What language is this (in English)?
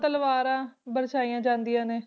Punjabi